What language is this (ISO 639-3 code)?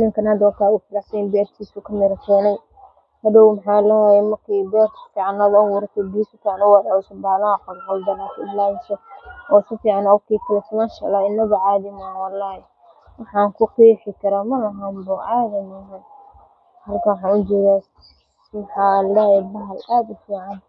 som